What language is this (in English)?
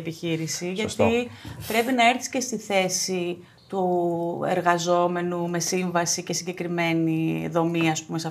Greek